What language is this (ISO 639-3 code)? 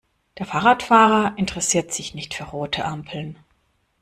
deu